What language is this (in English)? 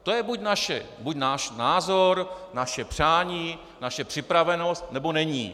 Czech